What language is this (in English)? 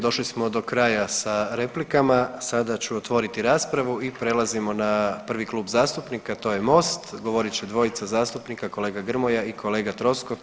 Croatian